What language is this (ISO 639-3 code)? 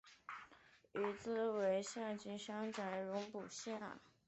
zho